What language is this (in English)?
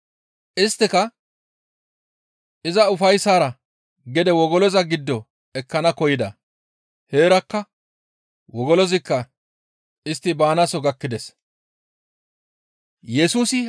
Gamo